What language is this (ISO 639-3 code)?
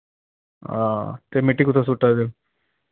doi